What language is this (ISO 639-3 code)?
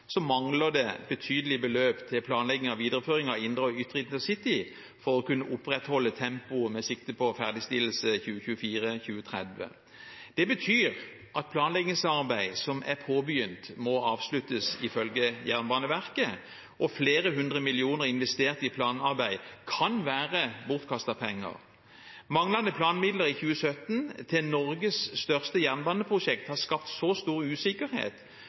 nob